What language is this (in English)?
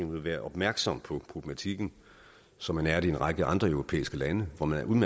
Danish